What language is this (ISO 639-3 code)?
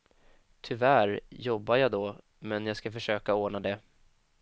swe